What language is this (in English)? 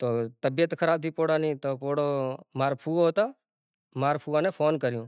Kachi Koli